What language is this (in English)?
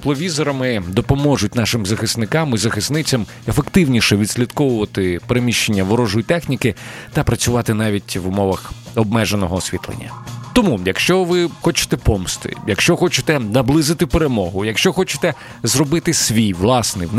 Ukrainian